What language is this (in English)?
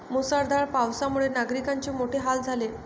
Marathi